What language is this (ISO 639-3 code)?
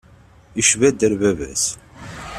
kab